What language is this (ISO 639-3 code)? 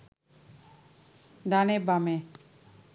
ben